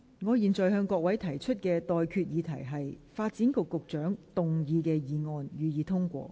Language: Cantonese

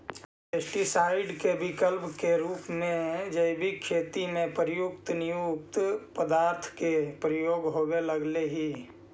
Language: Magahi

